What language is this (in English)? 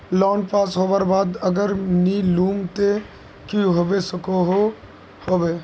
Magahi